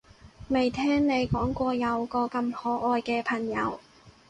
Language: Cantonese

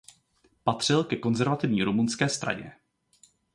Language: Czech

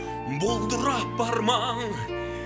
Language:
Kazakh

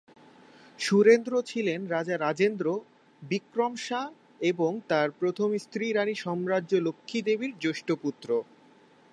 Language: Bangla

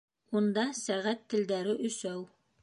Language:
Bashkir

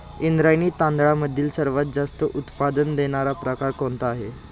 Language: Marathi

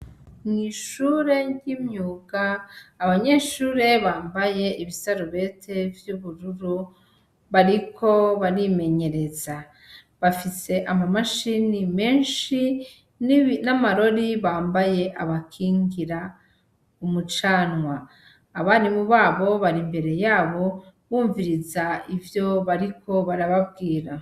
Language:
Rundi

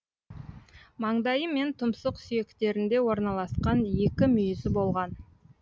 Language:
Kazakh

